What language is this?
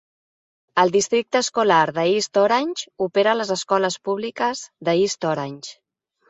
Catalan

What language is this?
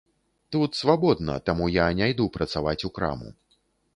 Belarusian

